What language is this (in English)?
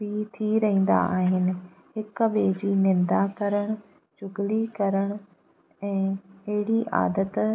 Sindhi